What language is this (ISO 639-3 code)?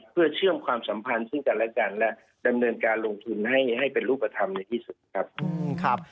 tha